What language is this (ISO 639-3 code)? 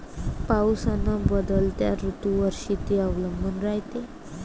mar